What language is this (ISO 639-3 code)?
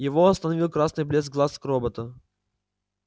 rus